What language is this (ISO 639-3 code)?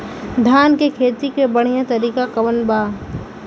bho